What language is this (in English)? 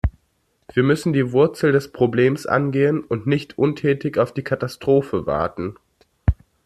German